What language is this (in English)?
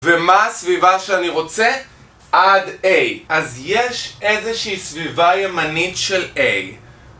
Hebrew